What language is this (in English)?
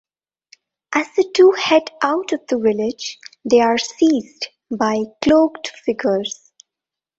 English